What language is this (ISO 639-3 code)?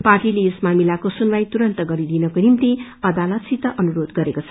nep